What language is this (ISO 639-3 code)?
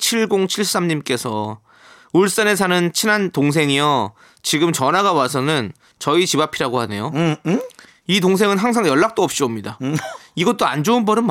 kor